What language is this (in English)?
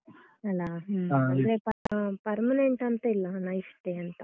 Kannada